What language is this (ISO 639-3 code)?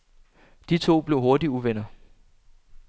dan